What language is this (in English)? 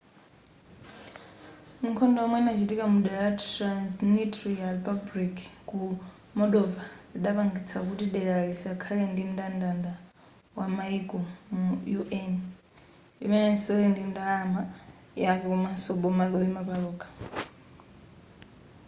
Nyanja